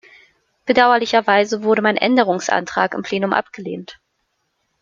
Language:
German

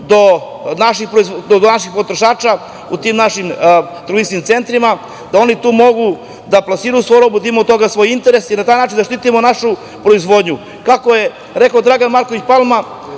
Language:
Serbian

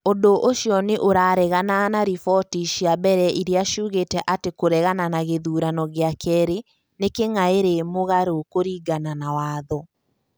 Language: Kikuyu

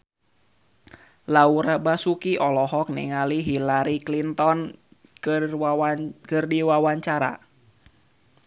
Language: Sundanese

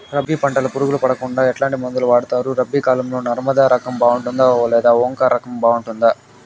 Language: Telugu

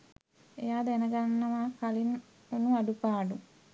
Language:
Sinhala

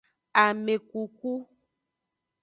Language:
Aja (Benin)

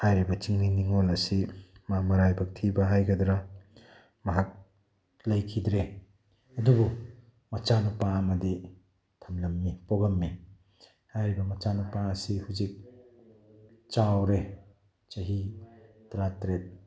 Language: Manipuri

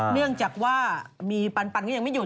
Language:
Thai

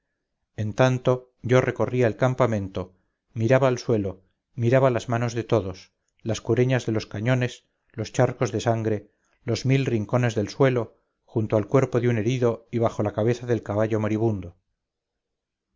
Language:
Spanish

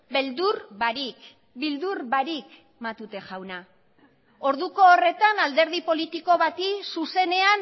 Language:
Basque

